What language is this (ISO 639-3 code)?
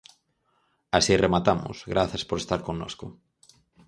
glg